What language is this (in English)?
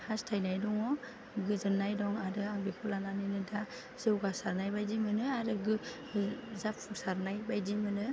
Bodo